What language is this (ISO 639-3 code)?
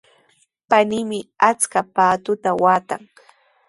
qws